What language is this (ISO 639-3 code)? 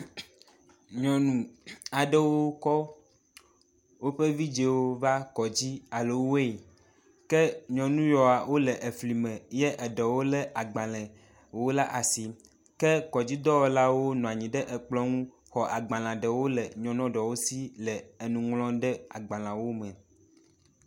ewe